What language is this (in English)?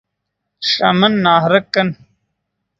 Yidgha